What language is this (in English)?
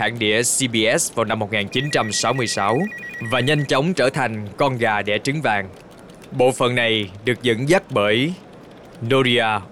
Vietnamese